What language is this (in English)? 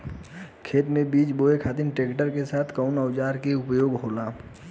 Bhojpuri